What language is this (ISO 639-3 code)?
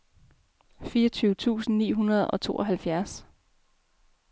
dan